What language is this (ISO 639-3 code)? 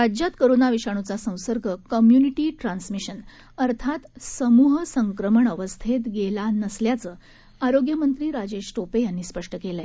mar